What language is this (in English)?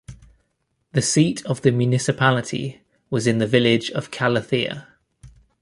English